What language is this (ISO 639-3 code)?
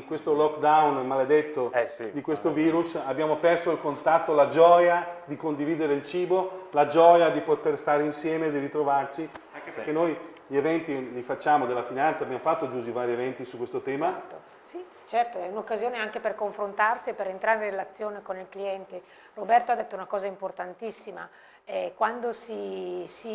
ita